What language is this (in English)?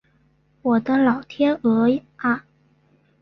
Chinese